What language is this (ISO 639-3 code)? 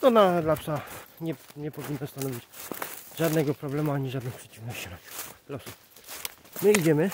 pol